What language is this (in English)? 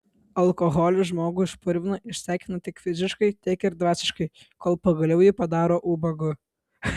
Lithuanian